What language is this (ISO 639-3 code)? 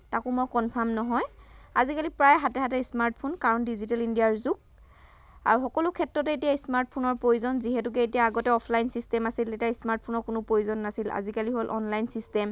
asm